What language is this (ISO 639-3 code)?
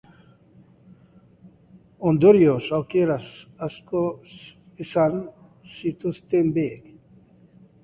eus